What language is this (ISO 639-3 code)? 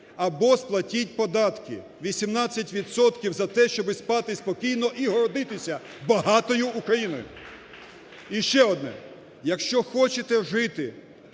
ukr